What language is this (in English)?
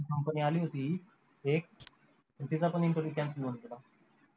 Marathi